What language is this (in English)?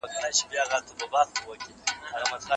Pashto